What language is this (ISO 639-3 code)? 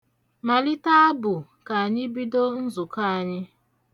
ibo